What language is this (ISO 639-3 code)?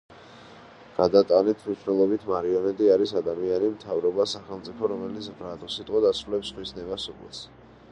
kat